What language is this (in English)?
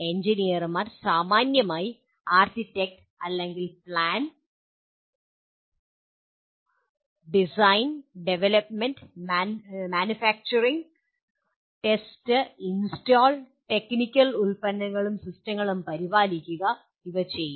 Malayalam